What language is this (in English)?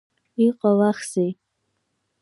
Abkhazian